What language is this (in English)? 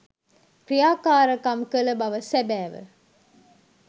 Sinhala